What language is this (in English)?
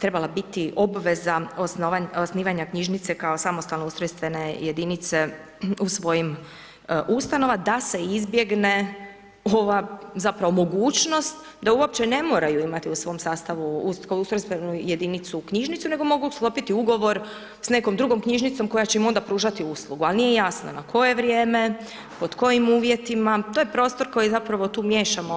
Croatian